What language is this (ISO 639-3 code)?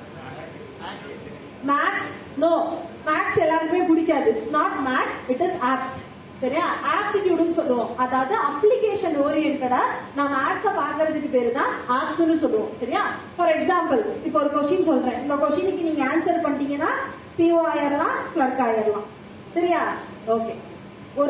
tam